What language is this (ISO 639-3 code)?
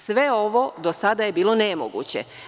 srp